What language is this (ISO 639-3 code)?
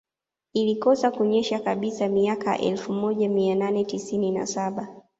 swa